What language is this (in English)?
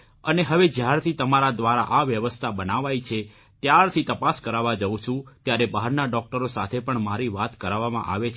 Gujarati